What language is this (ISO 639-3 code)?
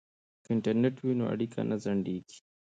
pus